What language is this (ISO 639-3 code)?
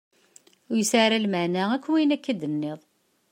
kab